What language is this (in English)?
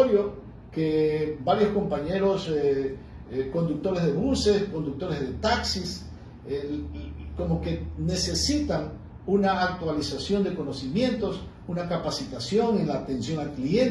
Spanish